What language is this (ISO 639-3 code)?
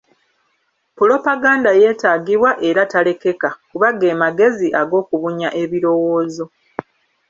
lug